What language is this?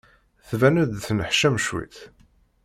Kabyle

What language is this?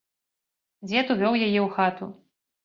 Belarusian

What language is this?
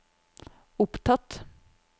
Norwegian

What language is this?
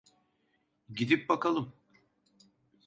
Turkish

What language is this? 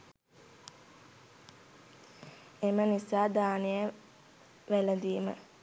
Sinhala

